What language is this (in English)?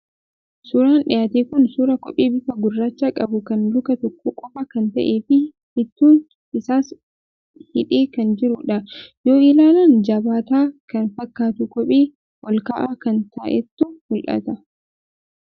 Oromo